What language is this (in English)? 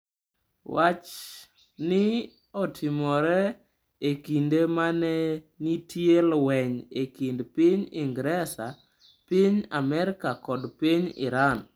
Luo (Kenya and Tanzania)